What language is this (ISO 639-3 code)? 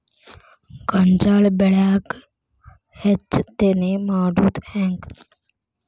kan